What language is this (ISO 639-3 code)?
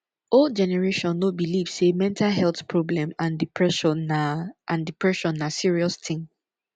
pcm